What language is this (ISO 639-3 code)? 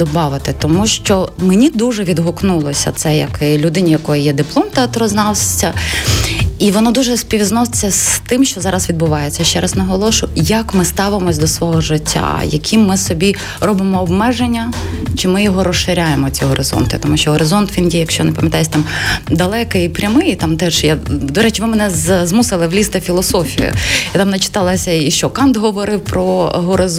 ukr